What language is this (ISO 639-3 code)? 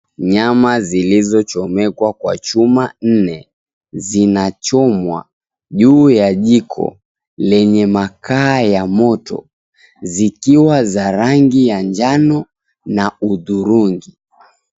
swa